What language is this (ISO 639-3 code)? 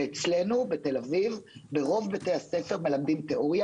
heb